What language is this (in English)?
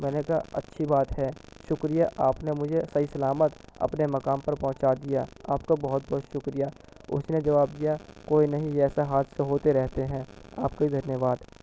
Urdu